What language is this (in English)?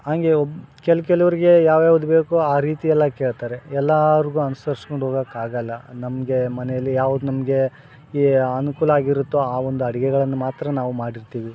Kannada